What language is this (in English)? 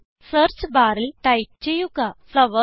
Malayalam